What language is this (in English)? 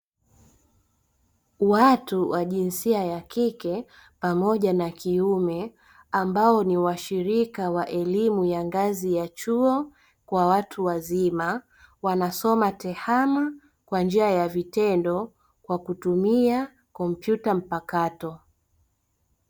Swahili